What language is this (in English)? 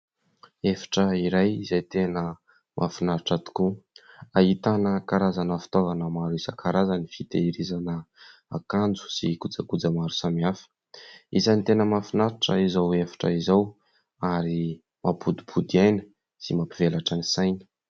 Malagasy